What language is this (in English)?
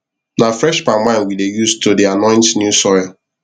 Nigerian Pidgin